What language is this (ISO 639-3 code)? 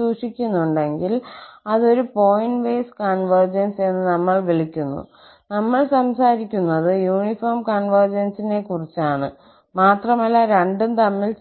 mal